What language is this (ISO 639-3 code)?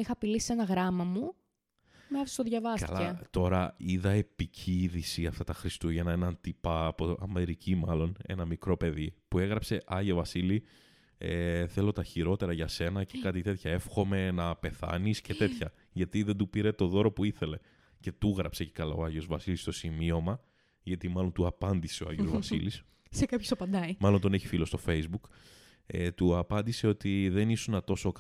ell